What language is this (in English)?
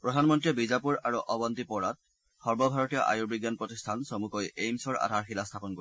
Assamese